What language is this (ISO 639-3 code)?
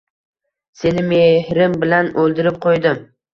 uzb